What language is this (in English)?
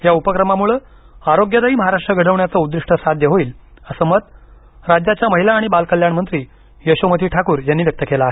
Marathi